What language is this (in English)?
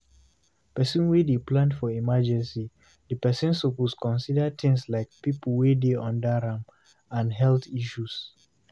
Nigerian Pidgin